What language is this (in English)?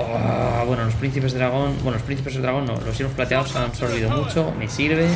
Spanish